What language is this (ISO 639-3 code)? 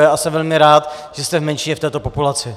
ces